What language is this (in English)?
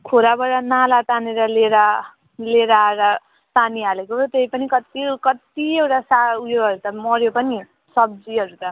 Nepali